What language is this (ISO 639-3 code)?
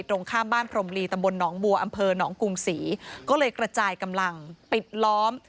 tha